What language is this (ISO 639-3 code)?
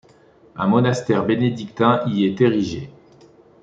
fra